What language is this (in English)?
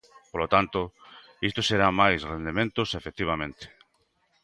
Galician